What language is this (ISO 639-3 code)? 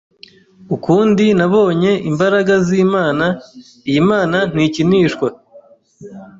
kin